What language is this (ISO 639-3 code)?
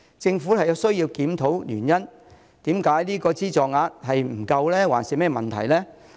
yue